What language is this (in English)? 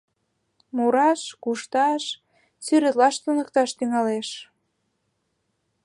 Mari